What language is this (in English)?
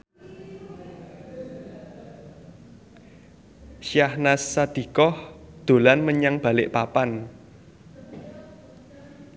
Javanese